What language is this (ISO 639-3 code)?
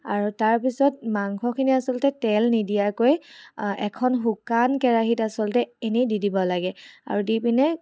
asm